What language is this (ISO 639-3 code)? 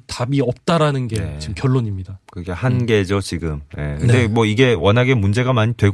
kor